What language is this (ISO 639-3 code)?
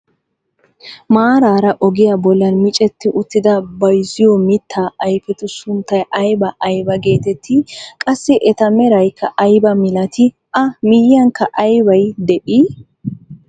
wal